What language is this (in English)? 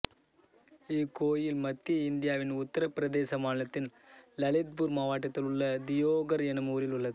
Tamil